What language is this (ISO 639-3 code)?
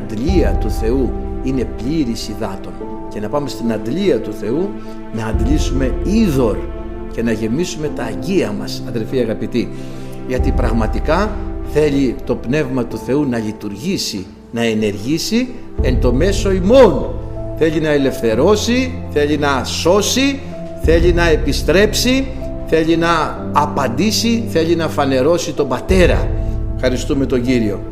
ell